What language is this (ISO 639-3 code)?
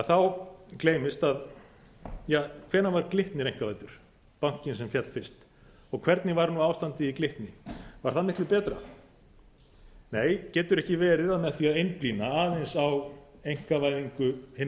isl